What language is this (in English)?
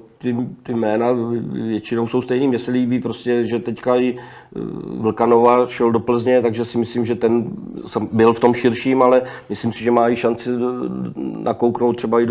Czech